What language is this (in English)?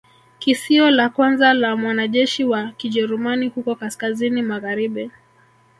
Swahili